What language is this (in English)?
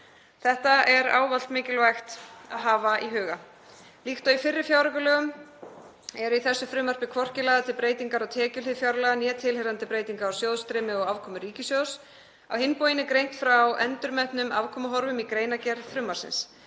Icelandic